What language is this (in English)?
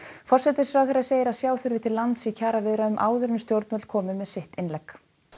Icelandic